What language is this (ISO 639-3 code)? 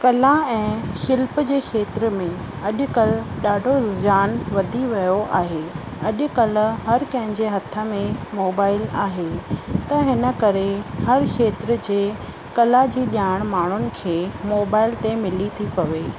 snd